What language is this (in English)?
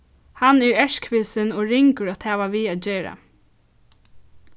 Faroese